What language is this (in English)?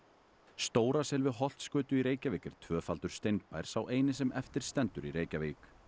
Icelandic